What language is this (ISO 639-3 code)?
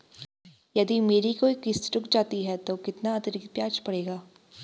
hin